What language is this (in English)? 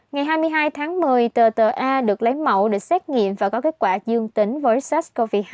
Vietnamese